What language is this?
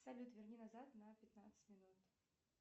Russian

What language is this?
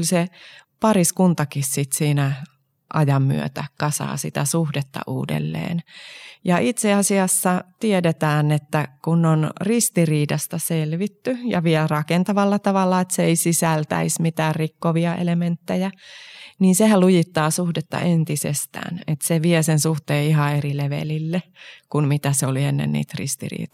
Finnish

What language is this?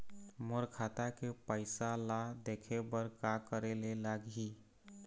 Chhattisgarhi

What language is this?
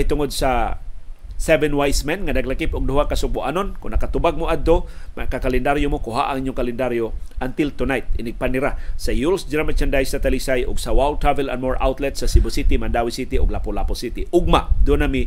Filipino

